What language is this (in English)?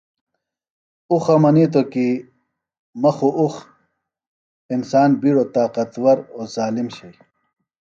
Phalura